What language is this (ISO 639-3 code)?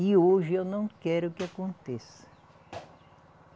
por